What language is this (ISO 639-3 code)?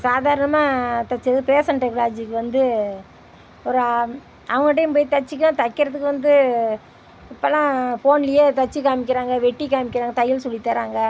tam